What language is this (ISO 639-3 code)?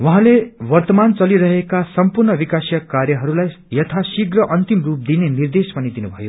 nep